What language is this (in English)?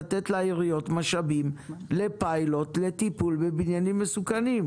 Hebrew